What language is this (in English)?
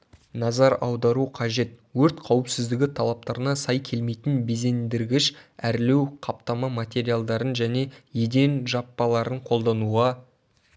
Kazakh